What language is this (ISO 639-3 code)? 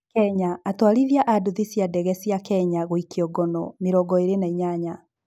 kik